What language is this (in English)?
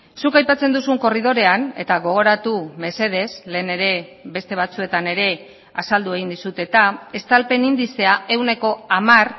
Basque